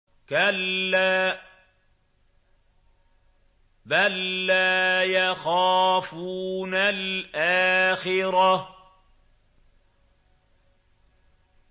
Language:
Arabic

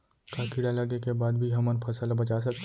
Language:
Chhattisgarhi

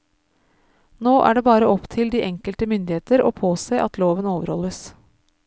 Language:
Norwegian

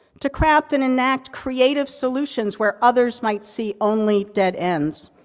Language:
English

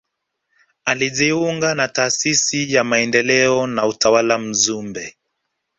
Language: Swahili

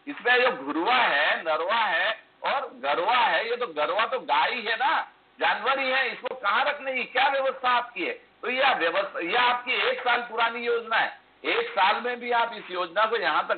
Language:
Hindi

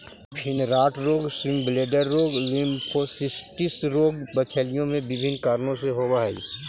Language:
Magahi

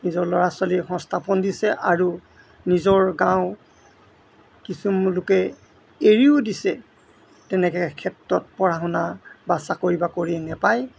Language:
Assamese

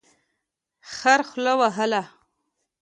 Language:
Pashto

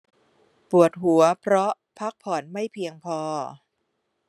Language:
Thai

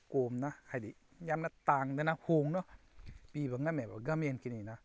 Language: Manipuri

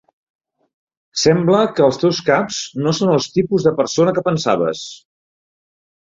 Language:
Catalan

